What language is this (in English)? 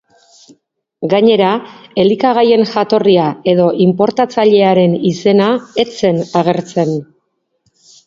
Basque